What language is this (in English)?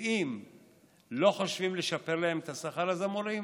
Hebrew